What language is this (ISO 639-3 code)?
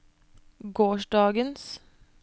nor